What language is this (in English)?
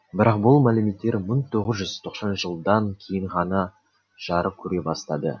Kazakh